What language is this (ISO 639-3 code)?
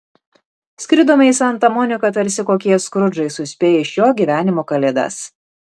lit